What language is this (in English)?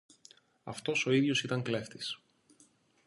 Greek